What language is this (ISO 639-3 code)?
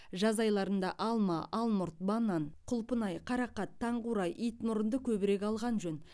kaz